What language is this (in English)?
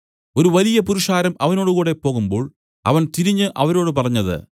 Malayalam